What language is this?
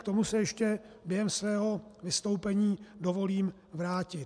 Czech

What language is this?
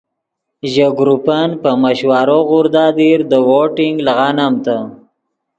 Yidgha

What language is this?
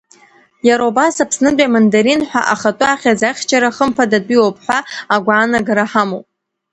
Abkhazian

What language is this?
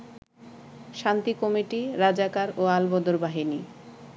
Bangla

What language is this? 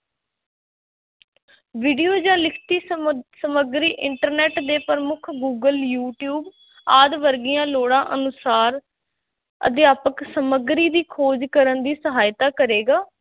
Punjabi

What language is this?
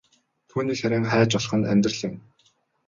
Mongolian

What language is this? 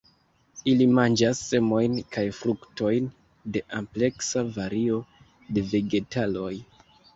Esperanto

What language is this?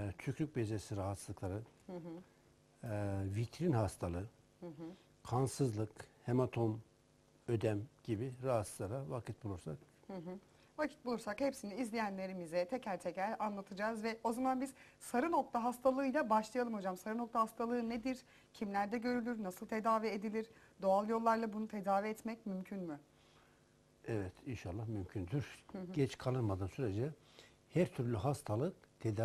Turkish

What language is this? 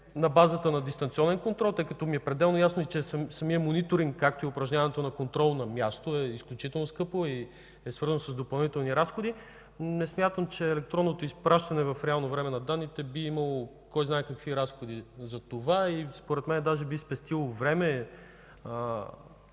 Bulgarian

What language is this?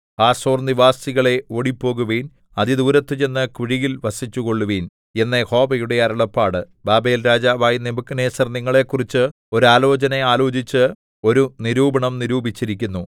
Malayalam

